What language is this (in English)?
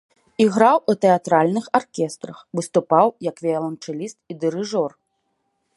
Belarusian